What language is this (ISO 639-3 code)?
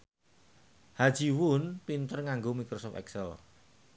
jav